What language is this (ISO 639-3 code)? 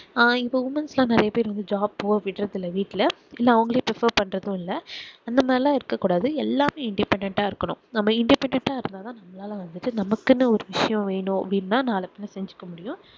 tam